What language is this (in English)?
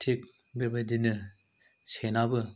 Bodo